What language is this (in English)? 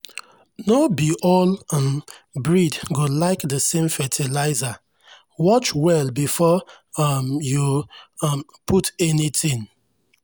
Nigerian Pidgin